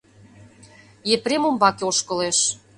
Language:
Mari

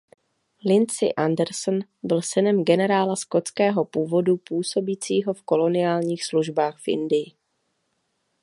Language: Czech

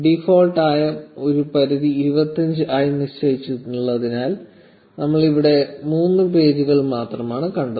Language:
Malayalam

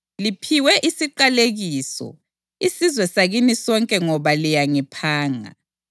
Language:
North Ndebele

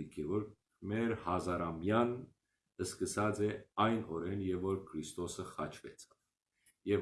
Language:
Armenian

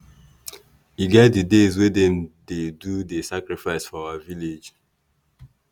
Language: Nigerian Pidgin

